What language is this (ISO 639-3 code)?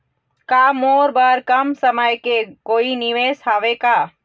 hne